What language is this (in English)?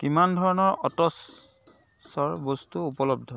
Assamese